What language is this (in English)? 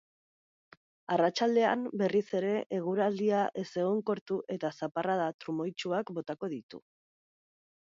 Basque